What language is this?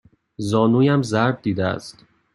Persian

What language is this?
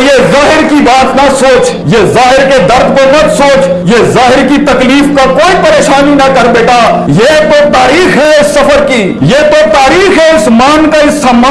Urdu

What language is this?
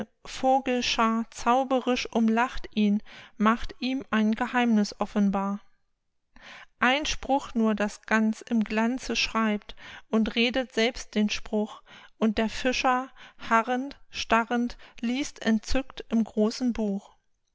German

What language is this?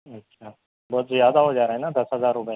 Urdu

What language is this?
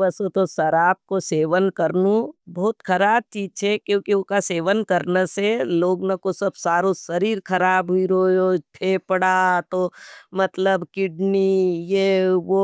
Nimadi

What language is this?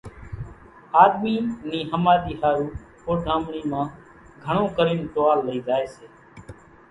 Kachi Koli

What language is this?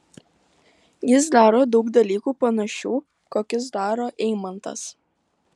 Lithuanian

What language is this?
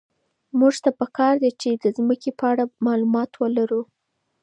Pashto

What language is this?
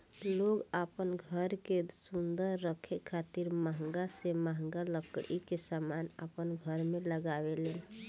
Bhojpuri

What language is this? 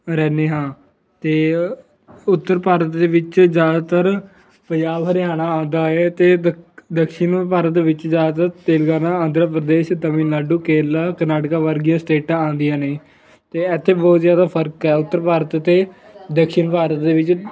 Punjabi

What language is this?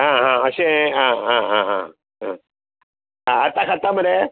Konkani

